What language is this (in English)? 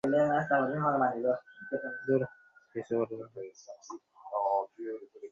Bangla